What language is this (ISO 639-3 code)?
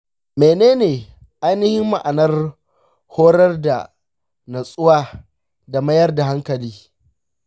hau